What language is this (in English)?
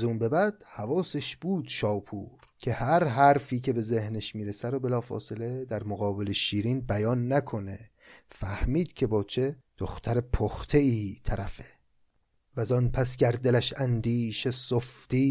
Persian